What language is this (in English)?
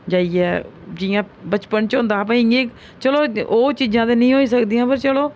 Dogri